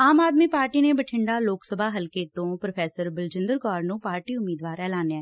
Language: Punjabi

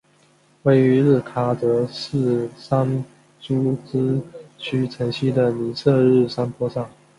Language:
Chinese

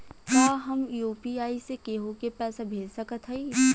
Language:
Bhojpuri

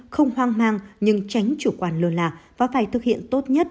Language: Vietnamese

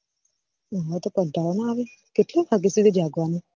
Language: Gujarati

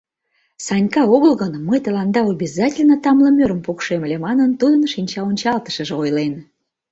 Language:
Mari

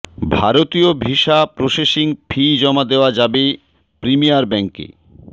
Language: Bangla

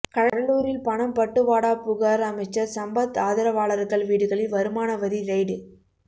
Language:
Tamil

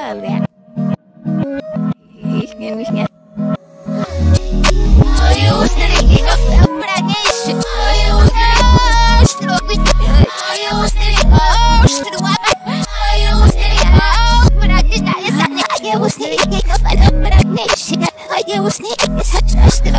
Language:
English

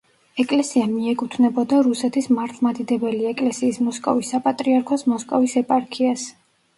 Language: Georgian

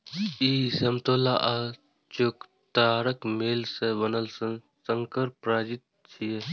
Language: Maithili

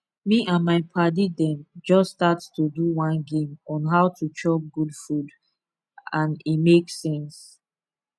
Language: Nigerian Pidgin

